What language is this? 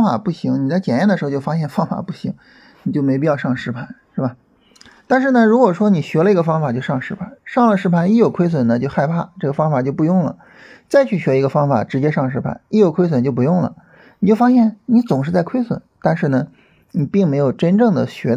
Chinese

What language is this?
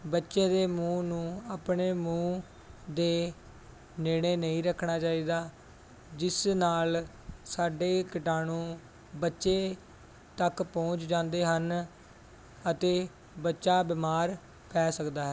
Punjabi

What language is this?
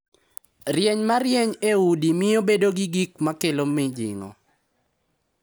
Luo (Kenya and Tanzania)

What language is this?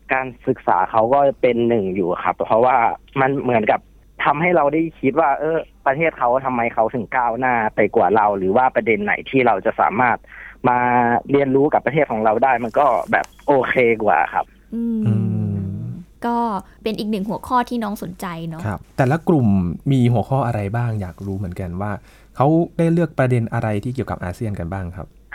Thai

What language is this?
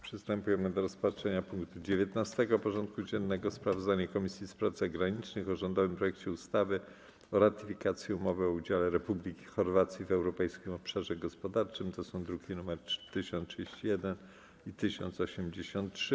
Polish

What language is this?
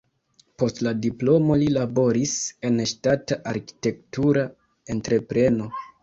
Esperanto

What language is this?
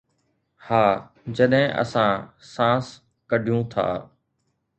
Sindhi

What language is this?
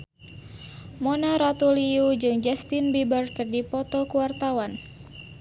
Sundanese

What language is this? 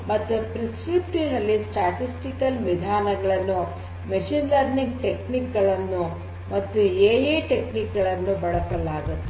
Kannada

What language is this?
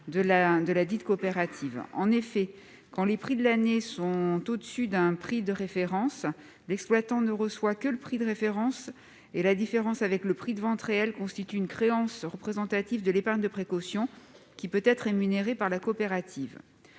French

